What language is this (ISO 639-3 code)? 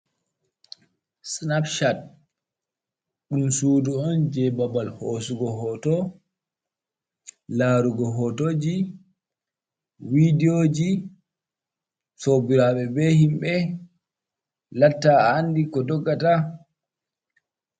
ful